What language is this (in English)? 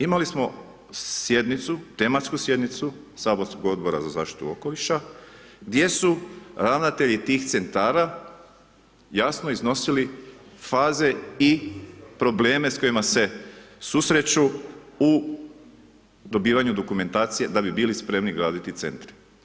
Croatian